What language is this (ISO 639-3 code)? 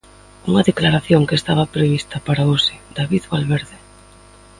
glg